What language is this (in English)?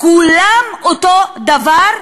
Hebrew